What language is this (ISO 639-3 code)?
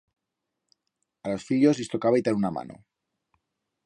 arg